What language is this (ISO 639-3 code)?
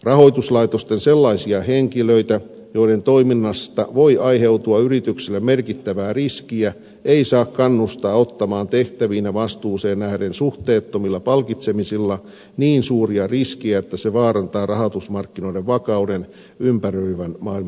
fin